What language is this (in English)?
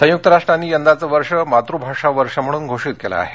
Marathi